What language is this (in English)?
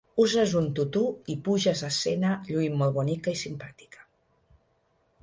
Catalan